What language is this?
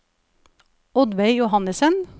Norwegian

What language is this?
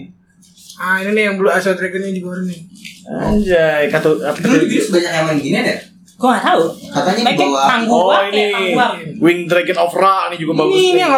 Indonesian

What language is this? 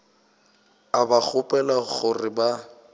Northern Sotho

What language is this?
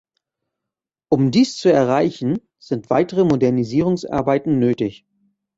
German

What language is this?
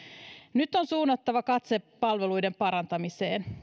Finnish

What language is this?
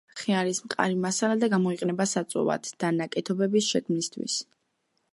Georgian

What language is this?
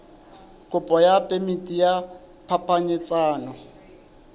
Southern Sotho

